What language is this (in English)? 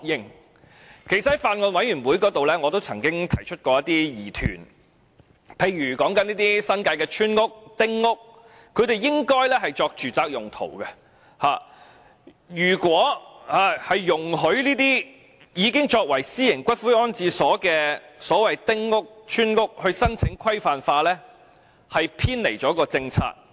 Cantonese